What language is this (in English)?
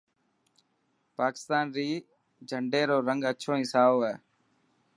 Dhatki